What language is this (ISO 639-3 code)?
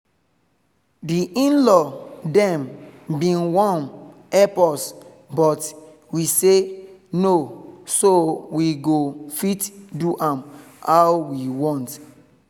pcm